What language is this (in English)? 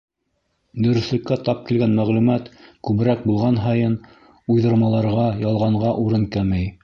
Bashkir